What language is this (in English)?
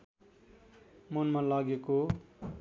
Nepali